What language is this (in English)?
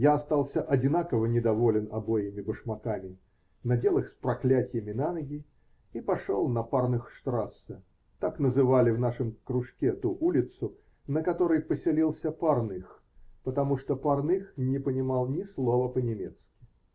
Russian